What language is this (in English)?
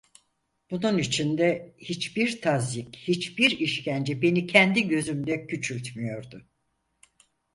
Turkish